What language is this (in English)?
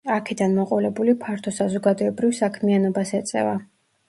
Georgian